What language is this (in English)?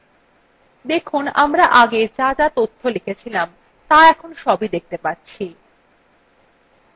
Bangla